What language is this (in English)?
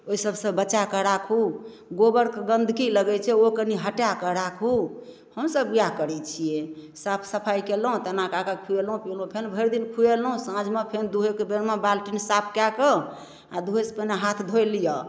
Maithili